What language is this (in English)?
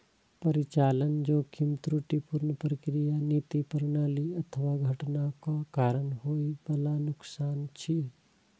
Maithili